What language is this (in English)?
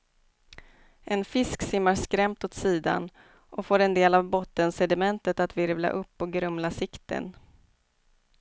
Swedish